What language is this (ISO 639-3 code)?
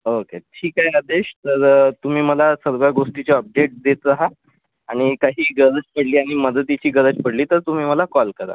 mar